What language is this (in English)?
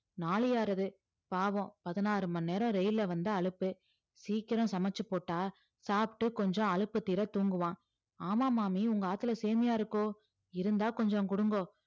Tamil